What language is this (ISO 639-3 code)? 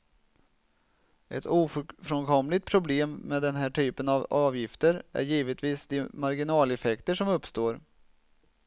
swe